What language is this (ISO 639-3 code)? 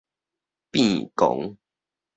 nan